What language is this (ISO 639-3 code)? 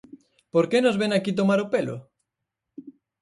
glg